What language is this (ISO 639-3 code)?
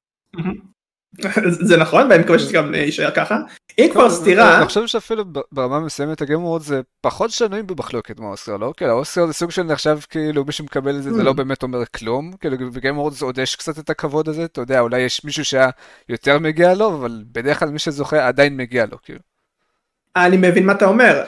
heb